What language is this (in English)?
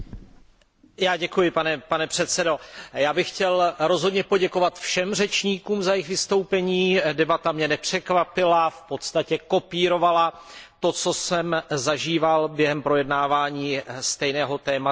Czech